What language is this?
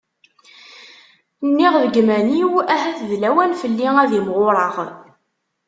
Kabyle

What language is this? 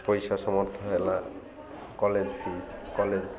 Odia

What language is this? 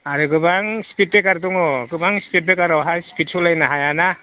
Bodo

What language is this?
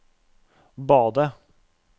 Norwegian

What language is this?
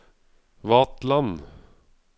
Norwegian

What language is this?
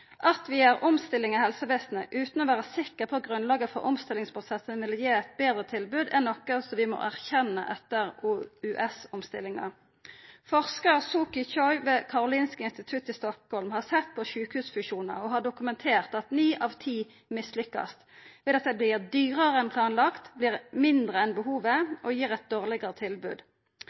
Norwegian Nynorsk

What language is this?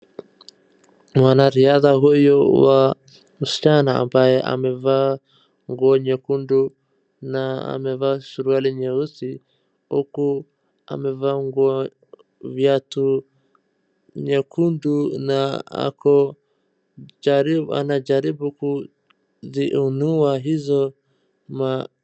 Swahili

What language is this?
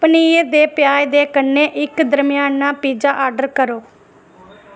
Dogri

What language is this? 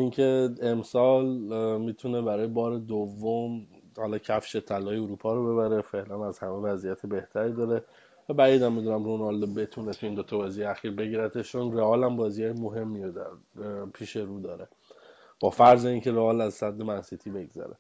Persian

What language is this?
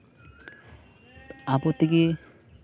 Santali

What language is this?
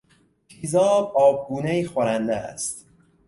Persian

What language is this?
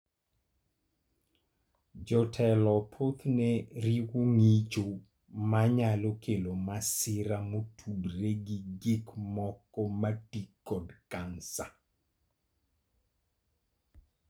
Luo (Kenya and Tanzania)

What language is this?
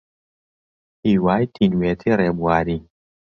Central Kurdish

